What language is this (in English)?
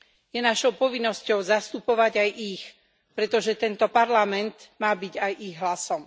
Slovak